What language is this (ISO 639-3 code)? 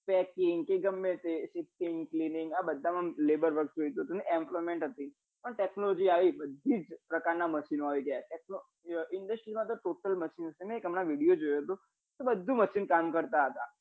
guj